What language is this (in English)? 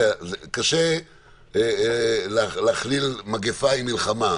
Hebrew